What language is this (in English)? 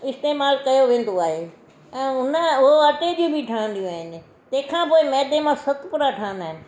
Sindhi